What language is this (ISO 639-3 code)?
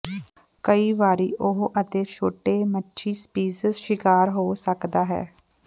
pan